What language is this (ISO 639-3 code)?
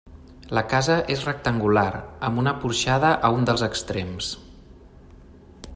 cat